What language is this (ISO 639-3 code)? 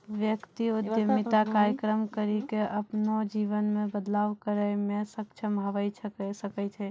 mai